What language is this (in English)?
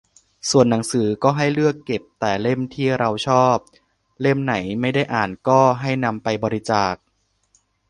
Thai